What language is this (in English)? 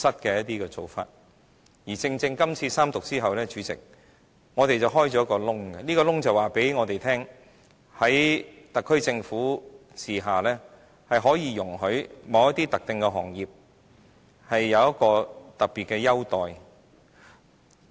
Cantonese